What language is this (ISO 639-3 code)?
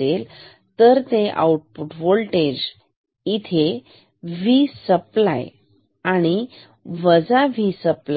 mar